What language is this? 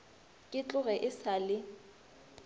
Northern Sotho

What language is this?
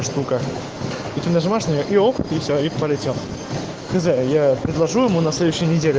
Russian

